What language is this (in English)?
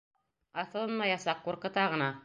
Bashkir